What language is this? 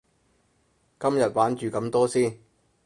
Cantonese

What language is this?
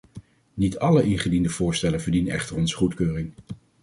Dutch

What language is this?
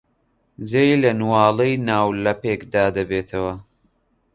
Central Kurdish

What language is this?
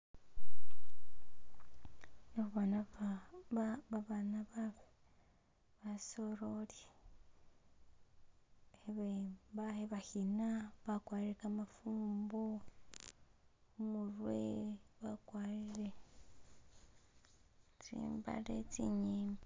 Masaaba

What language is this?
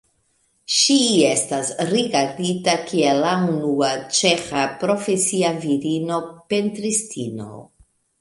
Esperanto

